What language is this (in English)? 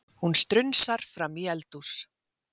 Icelandic